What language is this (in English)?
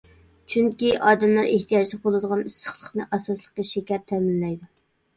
Uyghur